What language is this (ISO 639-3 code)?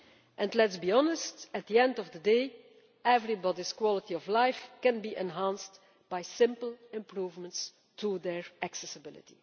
eng